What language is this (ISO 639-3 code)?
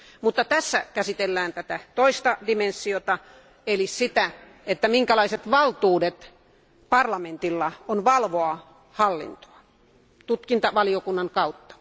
fin